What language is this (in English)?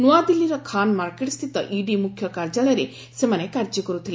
Odia